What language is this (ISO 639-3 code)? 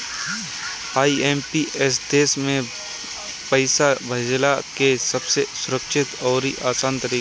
bho